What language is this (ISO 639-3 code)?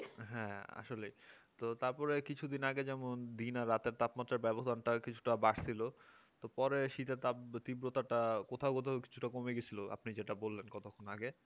ben